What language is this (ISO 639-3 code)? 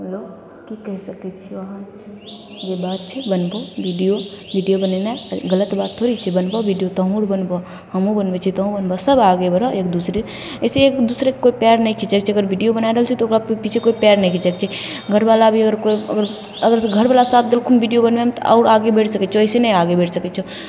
mai